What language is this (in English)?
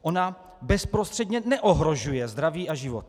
Czech